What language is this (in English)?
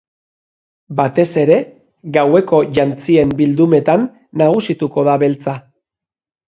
Basque